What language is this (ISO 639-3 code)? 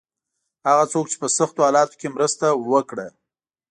pus